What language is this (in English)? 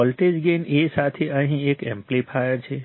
Gujarati